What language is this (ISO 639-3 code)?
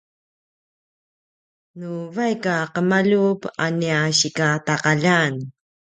pwn